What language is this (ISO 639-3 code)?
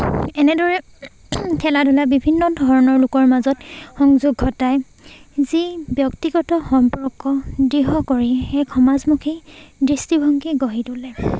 asm